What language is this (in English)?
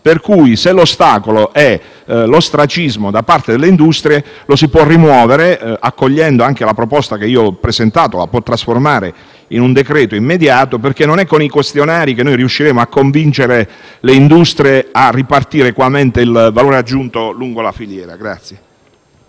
Italian